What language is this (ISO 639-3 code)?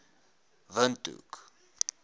afr